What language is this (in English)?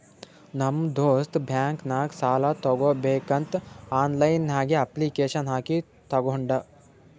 Kannada